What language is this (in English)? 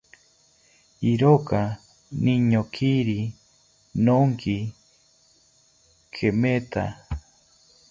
South Ucayali Ashéninka